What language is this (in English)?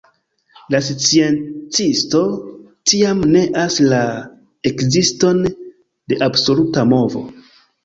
Esperanto